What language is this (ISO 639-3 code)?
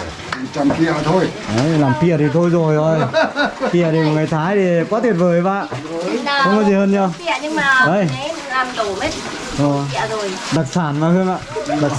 vie